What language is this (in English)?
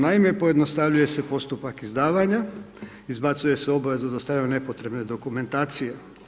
Croatian